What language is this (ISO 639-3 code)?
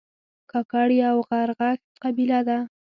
pus